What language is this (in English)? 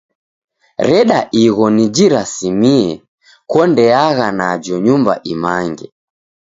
Taita